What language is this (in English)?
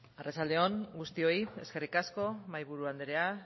Basque